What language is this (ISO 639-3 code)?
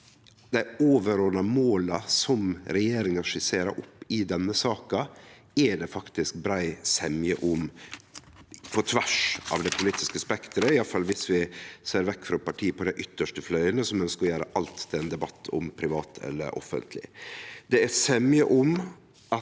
nor